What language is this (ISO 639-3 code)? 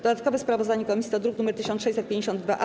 pol